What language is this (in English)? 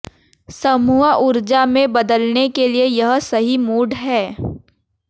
Hindi